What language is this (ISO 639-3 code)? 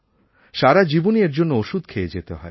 ben